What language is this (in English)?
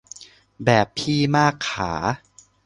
Thai